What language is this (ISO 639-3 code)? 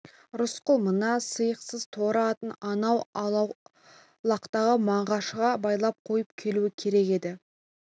kaz